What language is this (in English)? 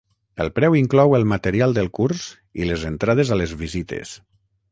Catalan